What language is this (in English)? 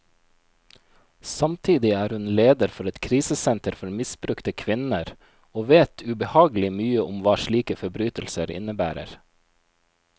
Norwegian